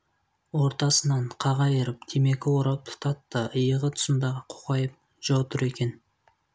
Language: Kazakh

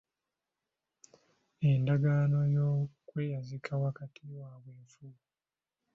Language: Ganda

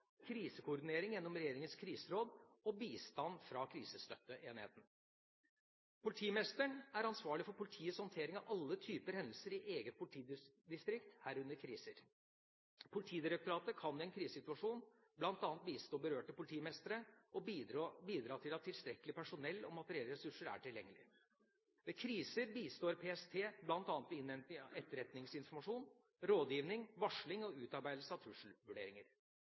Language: Norwegian Bokmål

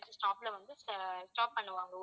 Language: Tamil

